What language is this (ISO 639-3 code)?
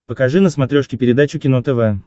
rus